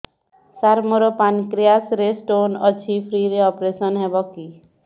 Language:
Odia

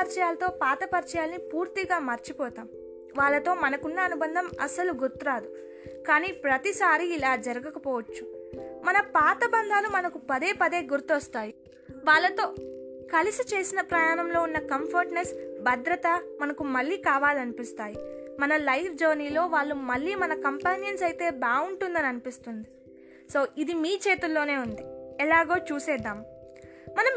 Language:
Telugu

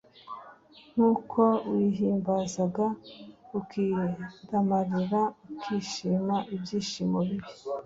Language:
Kinyarwanda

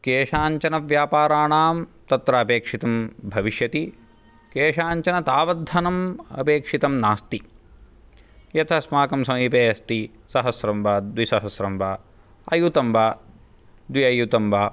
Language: Sanskrit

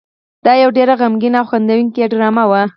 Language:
Pashto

